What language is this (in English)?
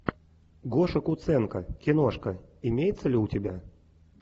Russian